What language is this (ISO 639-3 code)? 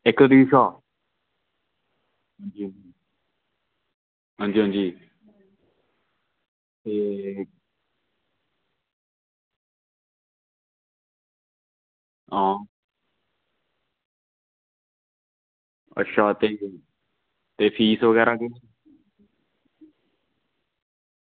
doi